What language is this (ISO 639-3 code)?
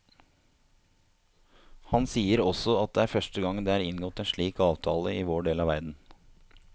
nor